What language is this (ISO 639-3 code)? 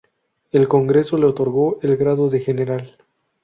spa